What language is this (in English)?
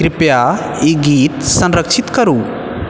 Maithili